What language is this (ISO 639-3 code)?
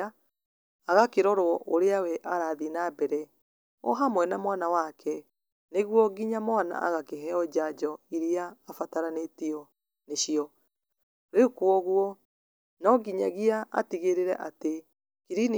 kik